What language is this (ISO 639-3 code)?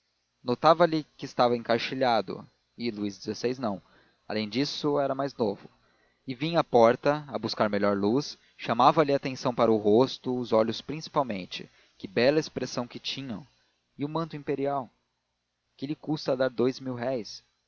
por